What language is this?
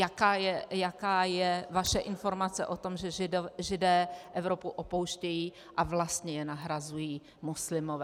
Czech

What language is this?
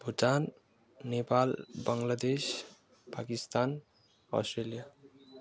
Nepali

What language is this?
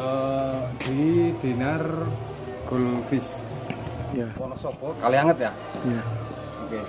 Indonesian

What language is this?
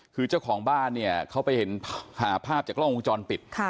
Thai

